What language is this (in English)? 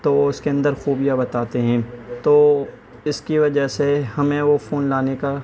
Urdu